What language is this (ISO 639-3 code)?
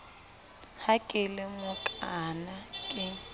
sot